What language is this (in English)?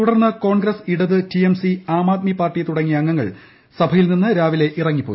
Malayalam